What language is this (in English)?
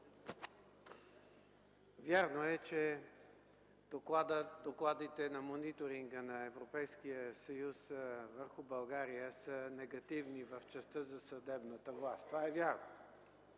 Bulgarian